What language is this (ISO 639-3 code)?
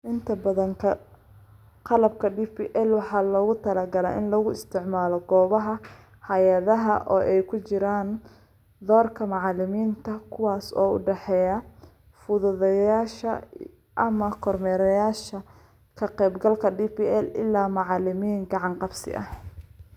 som